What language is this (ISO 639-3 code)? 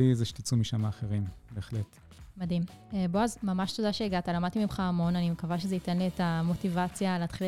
heb